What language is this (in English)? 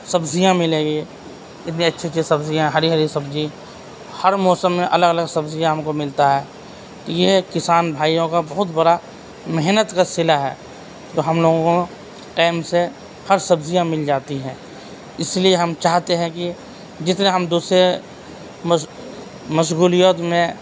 Urdu